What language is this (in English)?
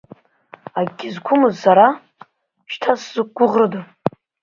Abkhazian